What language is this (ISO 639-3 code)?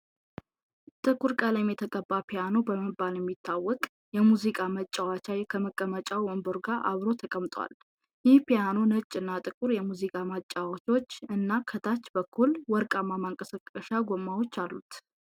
amh